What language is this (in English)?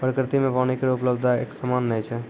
Maithili